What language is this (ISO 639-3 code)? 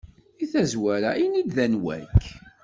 kab